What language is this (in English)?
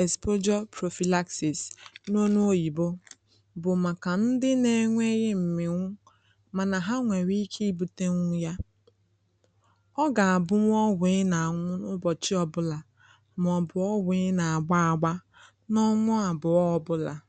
Igbo